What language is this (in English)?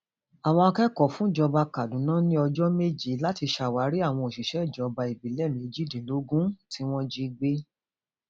Yoruba